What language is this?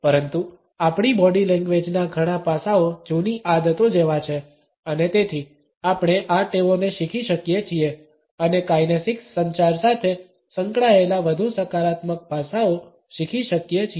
Gujarati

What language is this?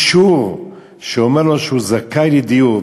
Hebrew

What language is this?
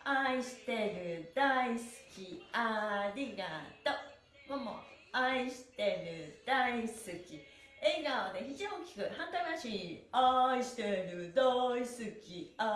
Japanese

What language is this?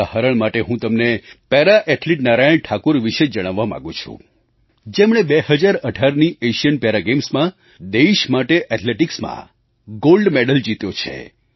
Gujarati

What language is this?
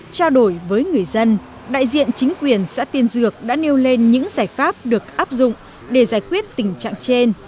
Vietnamese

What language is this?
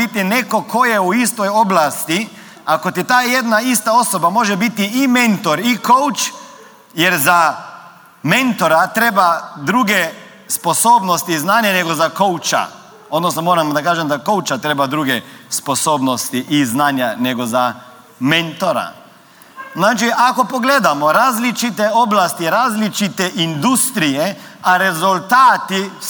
Croatian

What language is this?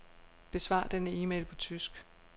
Danish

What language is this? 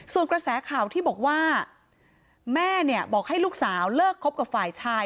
Thai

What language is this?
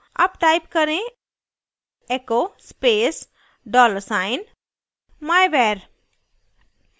Hindi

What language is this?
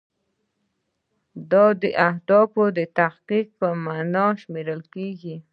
Pashto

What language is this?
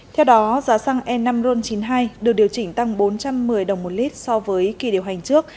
Vietnamese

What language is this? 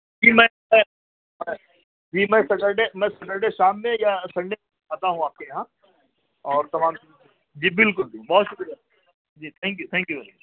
Urdu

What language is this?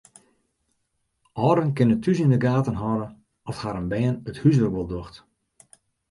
Western Frisian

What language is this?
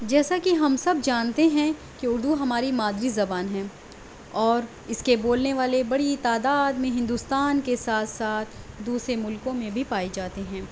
Urdu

